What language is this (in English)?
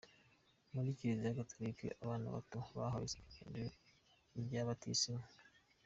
Kinyarwanda